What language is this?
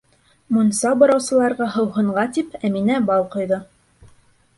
Bashkir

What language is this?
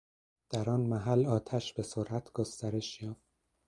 Persian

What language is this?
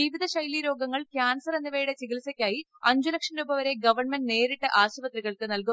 Malayalam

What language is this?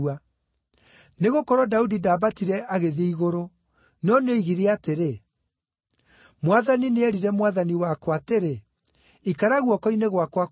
Kikuyu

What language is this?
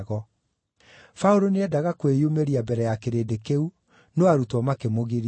Kikuyu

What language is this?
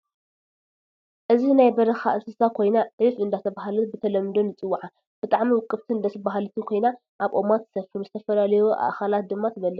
Tigrinya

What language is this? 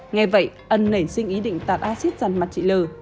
Vietnamese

